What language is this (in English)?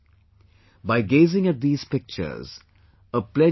English